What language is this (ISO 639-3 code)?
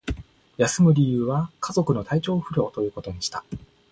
jpn